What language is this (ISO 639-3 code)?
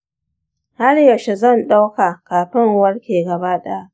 hau